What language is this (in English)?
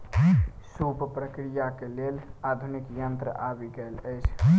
Maithili